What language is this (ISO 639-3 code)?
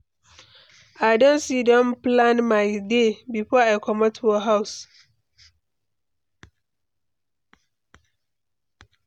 pcm